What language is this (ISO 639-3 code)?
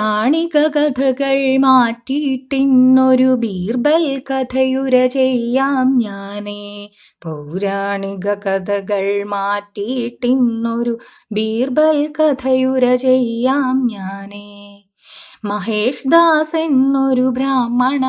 mal